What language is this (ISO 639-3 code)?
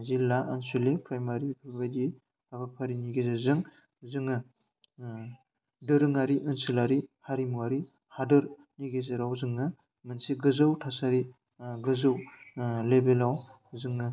brx